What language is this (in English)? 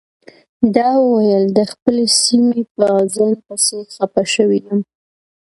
Pashto